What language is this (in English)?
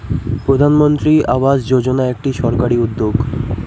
Bangla